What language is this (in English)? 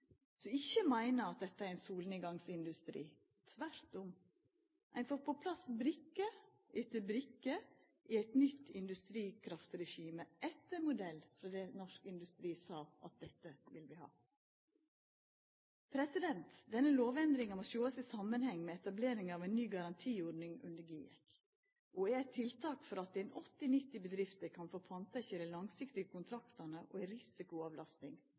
Norwegian Nynorsk